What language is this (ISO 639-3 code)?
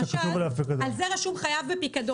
heb